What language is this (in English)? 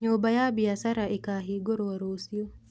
Kikuyu